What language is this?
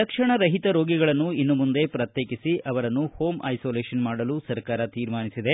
Kannada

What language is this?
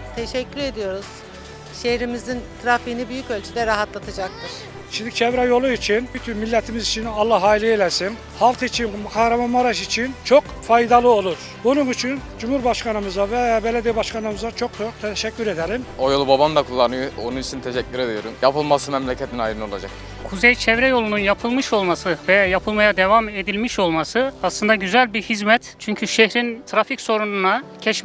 Turkish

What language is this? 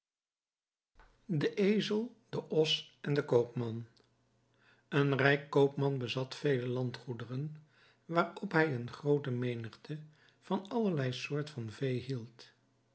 Dutch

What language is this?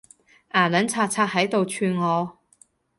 Cantonese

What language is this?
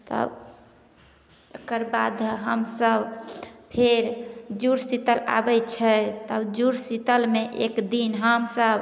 Maithili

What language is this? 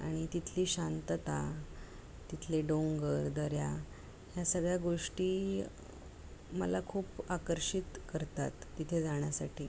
Marathi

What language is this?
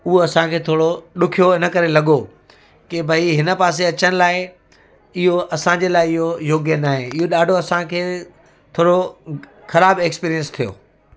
Sindhi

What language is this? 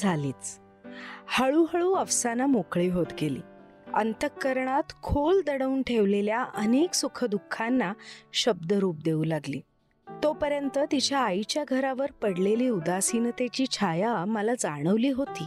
Marathi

